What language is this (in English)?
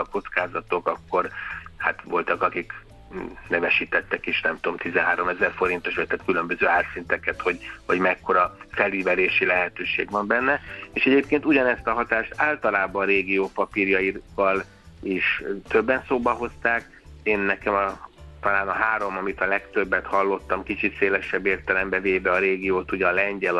Hungarian